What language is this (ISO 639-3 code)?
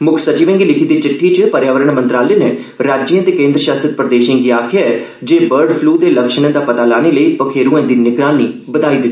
doi